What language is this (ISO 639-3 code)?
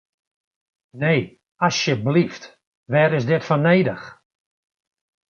fry